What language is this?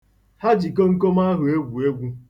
Igbo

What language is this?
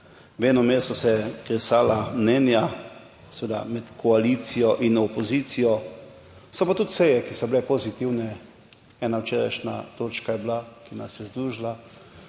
Slovenian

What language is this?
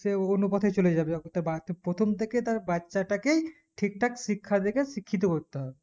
Bangla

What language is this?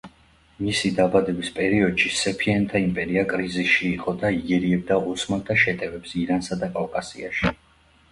Georgian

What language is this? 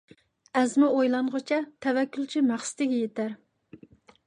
Uyghur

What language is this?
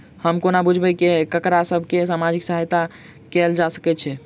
Maithili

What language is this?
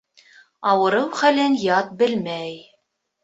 Bashkir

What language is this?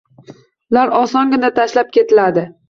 Uzbek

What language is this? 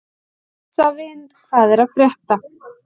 Icelandic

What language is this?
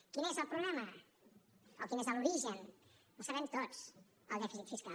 Catalan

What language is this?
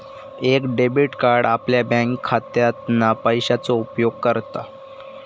Marathi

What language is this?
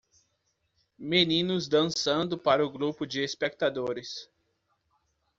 Portuguese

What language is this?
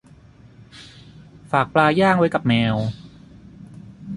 Thai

